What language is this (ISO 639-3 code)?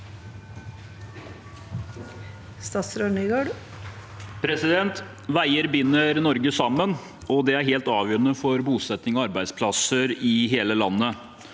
nor